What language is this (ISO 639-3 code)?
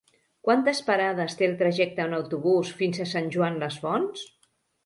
cat